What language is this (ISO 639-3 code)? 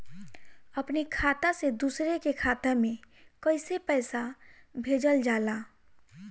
bho